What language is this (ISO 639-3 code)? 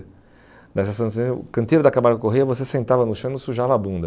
por